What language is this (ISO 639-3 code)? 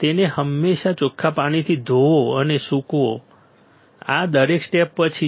guj